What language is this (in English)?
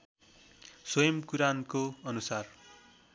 Nepali